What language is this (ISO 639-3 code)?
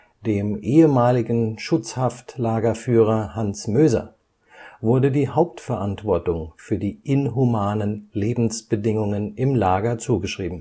deu